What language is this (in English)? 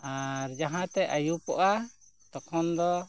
Santali